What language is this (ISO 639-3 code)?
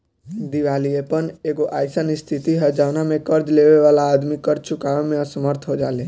bho